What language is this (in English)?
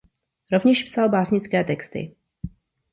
Czech